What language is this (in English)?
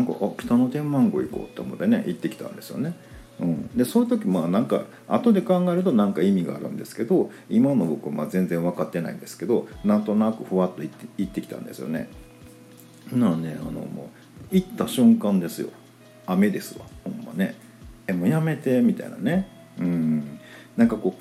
Japanese